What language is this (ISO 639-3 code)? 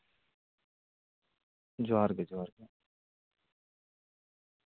sat